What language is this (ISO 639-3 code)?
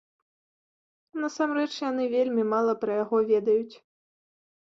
bel